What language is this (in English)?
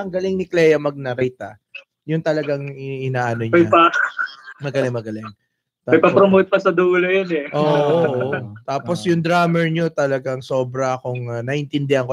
Filipino